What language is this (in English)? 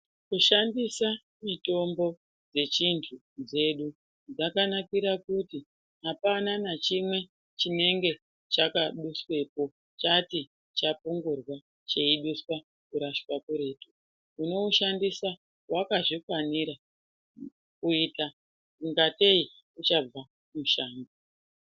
Ndau